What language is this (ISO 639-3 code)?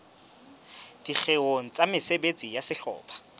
sot